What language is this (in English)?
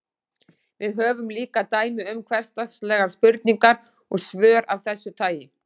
Icelandic